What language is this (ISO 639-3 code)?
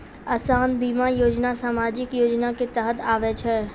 mai